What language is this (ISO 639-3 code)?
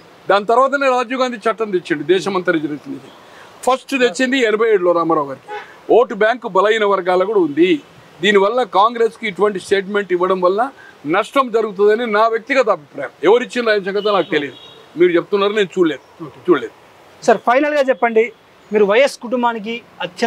tel